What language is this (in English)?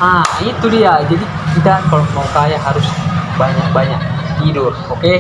Indonesian